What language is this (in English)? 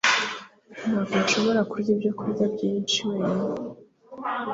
Kinyarwanda